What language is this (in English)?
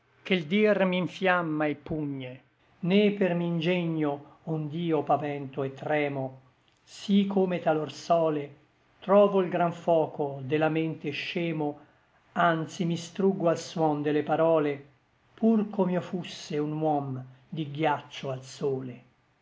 Italian